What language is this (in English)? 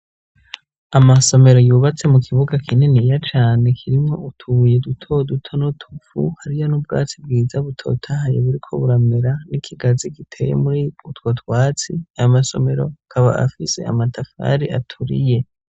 Rundi